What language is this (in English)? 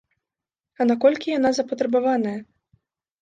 Belarusian